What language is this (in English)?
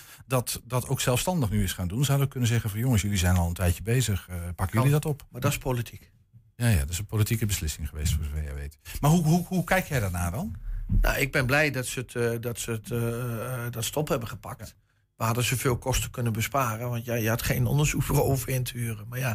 Dutch